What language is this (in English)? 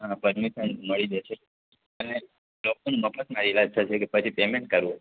Gujarati